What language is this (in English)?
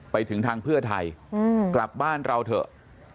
Thai